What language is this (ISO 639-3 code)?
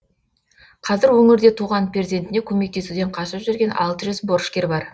kaz